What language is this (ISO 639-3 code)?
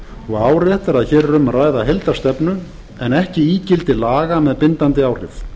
isl